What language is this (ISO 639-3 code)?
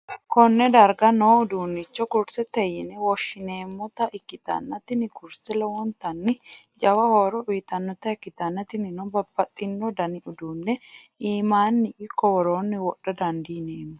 sid